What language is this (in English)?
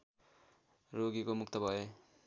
Nepali